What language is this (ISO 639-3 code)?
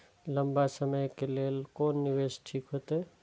mai